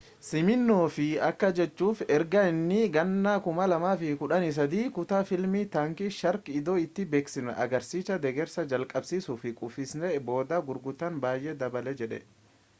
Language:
Oromo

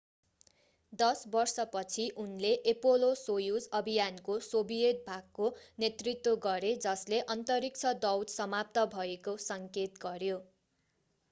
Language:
Nepali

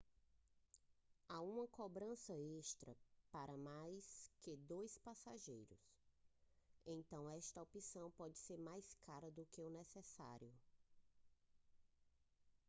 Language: Portuguese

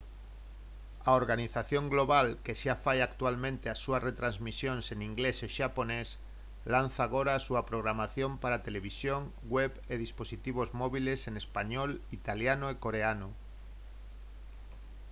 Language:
Galician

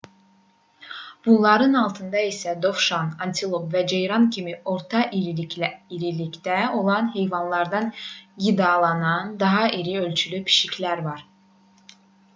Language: Azerbaijani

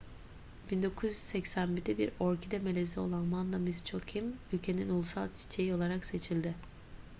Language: Turkish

